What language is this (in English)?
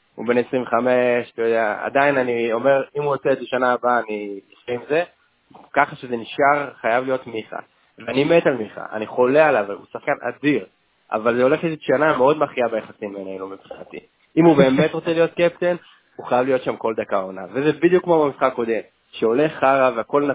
Hebrew